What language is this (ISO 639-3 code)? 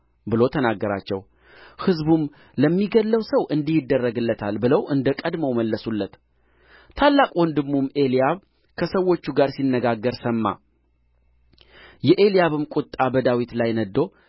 amh